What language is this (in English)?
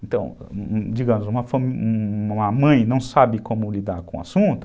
Portuguese